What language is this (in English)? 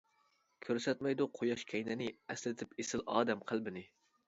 Uyghur